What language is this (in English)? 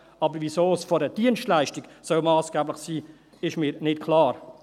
Swiss German